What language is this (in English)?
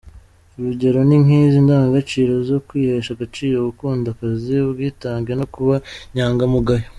Kinyarwanda